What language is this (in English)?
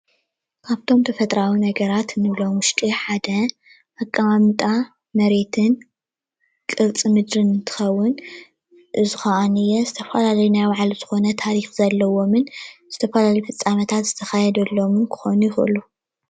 Tigrinya